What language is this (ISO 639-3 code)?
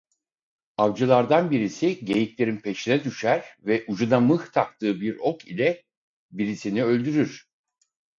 tur